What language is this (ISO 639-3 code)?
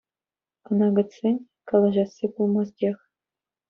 chv